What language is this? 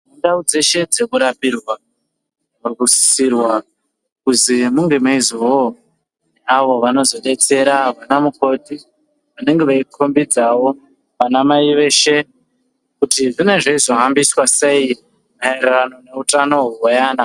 Ndau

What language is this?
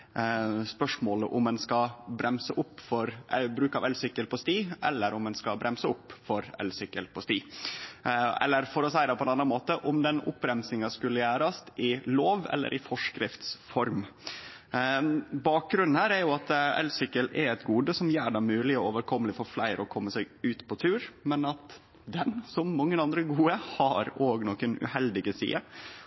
Norwegian Nynorsk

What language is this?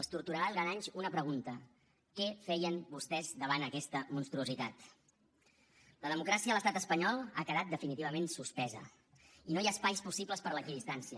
Catalan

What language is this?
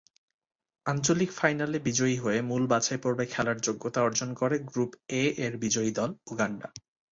Bangla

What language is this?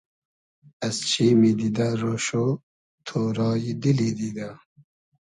Hazaragi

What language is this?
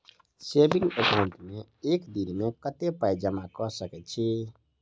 Maithili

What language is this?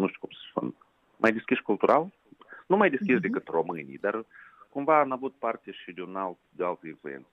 Romanian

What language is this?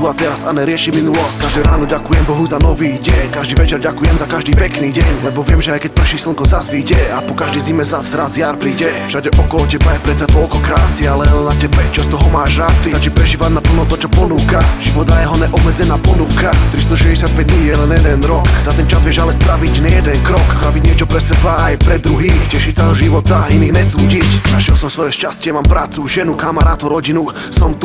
Slovak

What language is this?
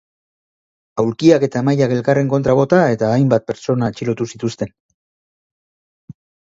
Basque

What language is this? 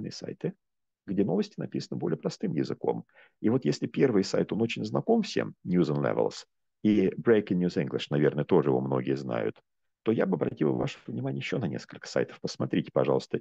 Russian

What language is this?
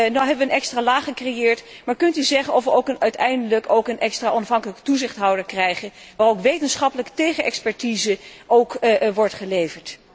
Dutch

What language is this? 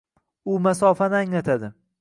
Uzbek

